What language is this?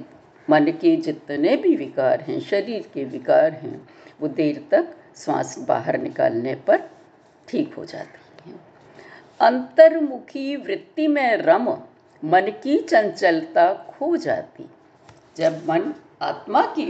Hindi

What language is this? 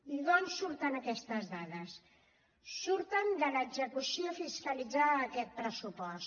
Catalan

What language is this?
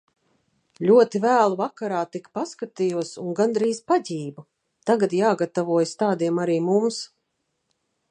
Latvian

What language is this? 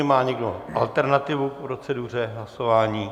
Czech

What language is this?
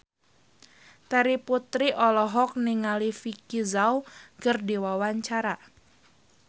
Sundanese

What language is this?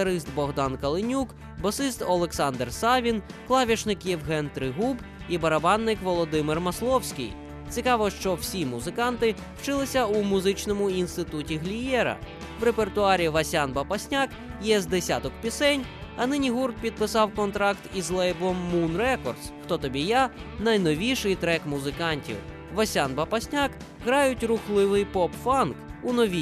Ukrainian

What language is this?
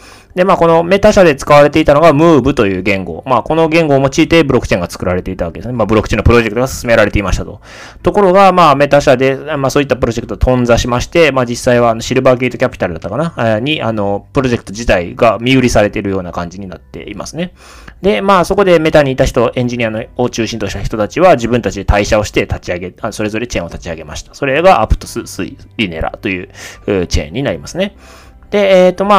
Japanese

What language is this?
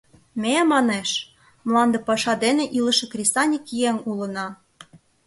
Mari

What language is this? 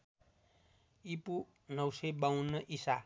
Nepali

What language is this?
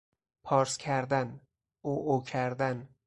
Persian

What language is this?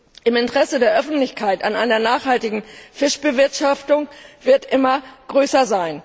German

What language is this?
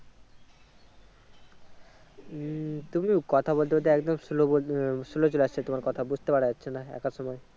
Bangla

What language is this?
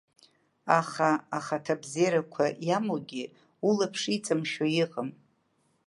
Abkhazian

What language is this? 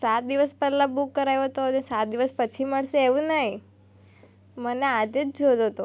Gujarati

